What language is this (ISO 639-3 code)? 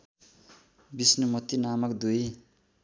nep